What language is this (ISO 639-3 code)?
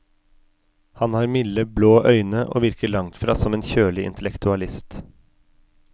nor